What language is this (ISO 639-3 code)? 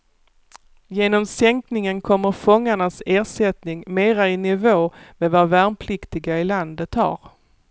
swe